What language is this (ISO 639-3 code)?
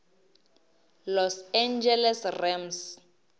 nso